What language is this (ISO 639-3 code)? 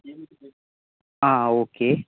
mal